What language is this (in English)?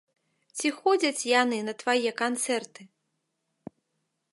Belarusian